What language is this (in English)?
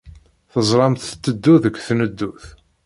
Kabyle